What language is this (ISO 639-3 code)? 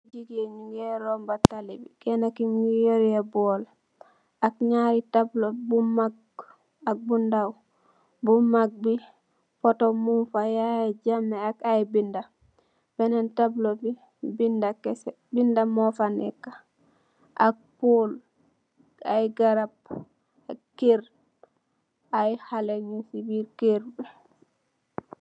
wol